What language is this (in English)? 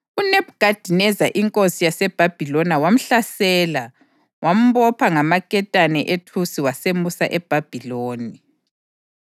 North Ndebele